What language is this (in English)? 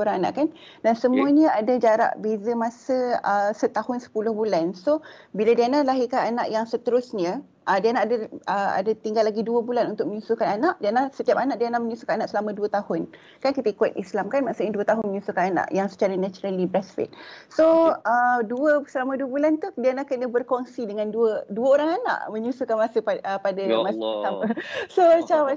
Malay